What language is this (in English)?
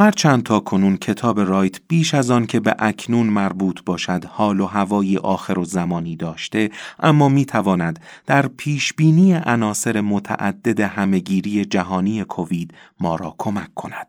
Persian